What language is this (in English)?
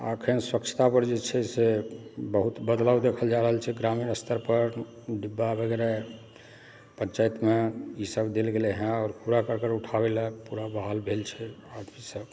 Maithili